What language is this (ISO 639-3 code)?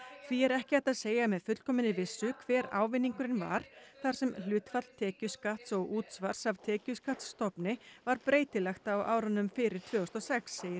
isl